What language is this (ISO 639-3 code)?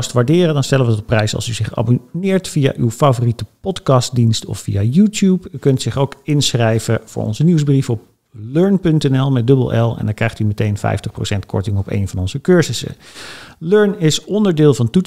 nld